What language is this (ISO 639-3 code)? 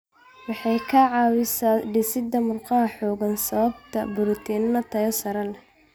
som